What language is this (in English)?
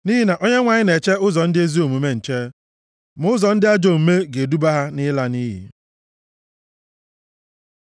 Igbo